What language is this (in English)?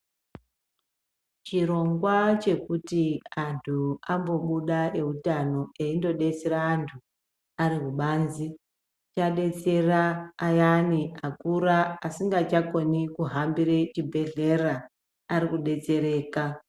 Ndau